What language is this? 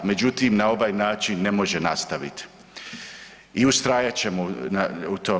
Croatian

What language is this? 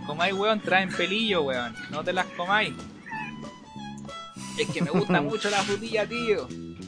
Spanish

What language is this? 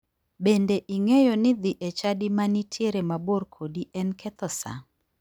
Luo (Kenya and Tanzania)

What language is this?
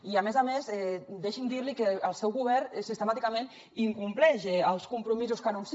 Catalan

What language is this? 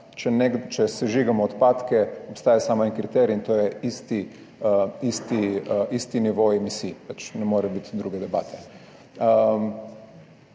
Slovenian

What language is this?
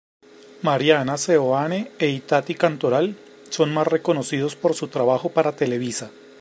Spanish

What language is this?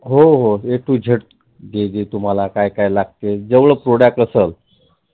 Marathi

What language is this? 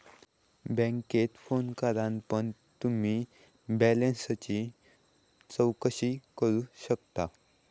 Marathi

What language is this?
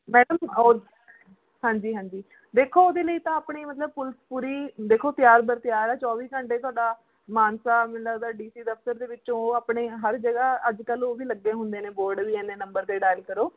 Punjabi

